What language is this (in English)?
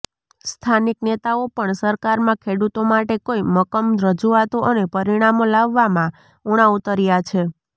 Gujarati